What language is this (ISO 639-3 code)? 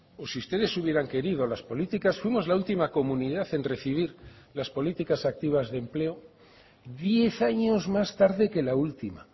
spa